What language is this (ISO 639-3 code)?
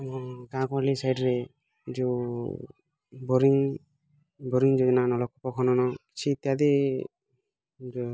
ori